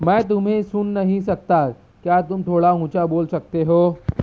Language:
Urdu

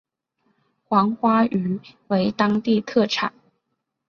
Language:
Chinese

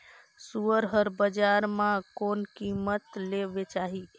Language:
Chhattisgarhi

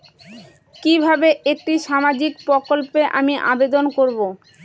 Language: Bangla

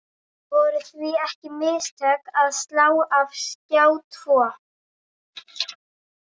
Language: Icelandic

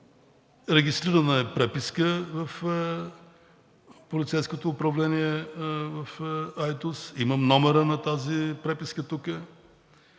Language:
Bulgarian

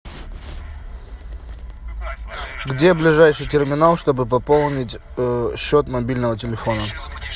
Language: Russian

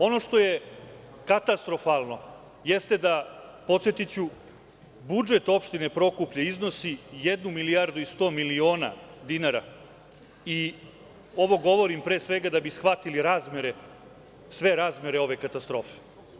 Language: Serbian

